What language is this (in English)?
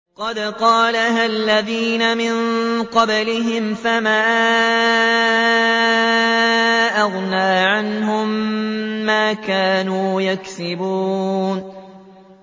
Arabic